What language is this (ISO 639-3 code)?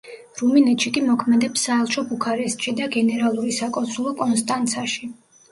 kat